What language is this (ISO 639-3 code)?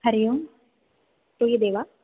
san